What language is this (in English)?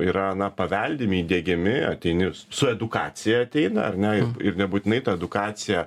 Lithuanian